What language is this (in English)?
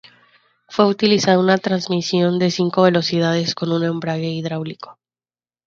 Spanish